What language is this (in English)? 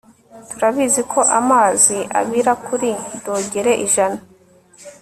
Kinyarwanda